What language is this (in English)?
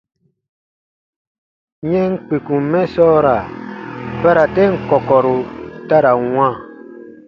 Baatonum